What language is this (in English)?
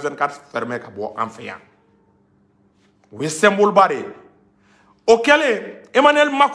French